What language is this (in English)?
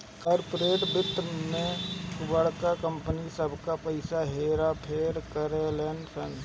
Bhojpuri